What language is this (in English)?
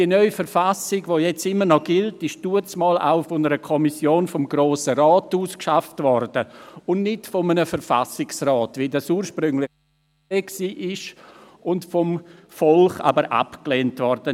Swiss German